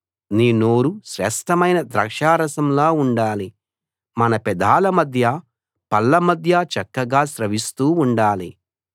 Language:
Telugu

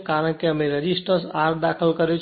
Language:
Gujarati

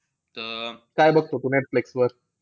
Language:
Marathi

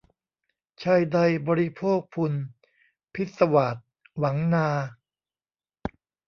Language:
Thai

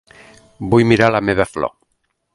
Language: Catalan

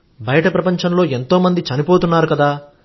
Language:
Telugu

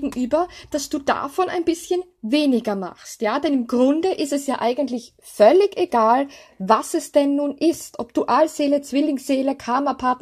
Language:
German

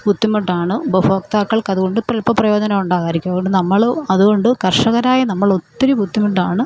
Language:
Malayalam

